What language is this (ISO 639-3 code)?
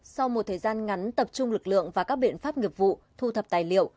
vie